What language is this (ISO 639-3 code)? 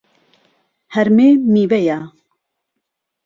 ckb